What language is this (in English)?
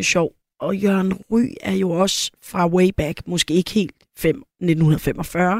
Danish